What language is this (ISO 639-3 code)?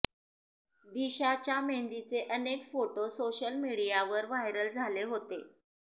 mar